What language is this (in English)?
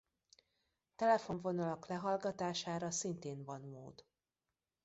Hungarian